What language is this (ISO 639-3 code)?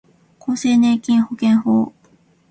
jpn